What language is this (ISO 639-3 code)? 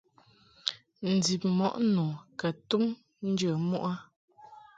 mhk